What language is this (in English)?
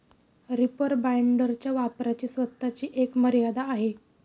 Marathi